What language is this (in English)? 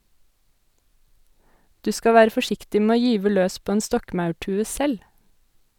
Norwegian